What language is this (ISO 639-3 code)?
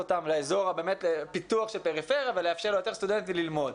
heb